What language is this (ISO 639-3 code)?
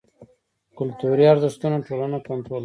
pus